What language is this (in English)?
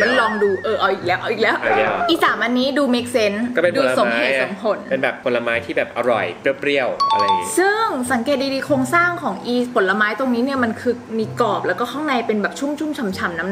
Thai